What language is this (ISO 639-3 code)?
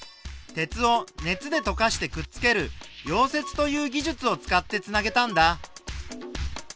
jpn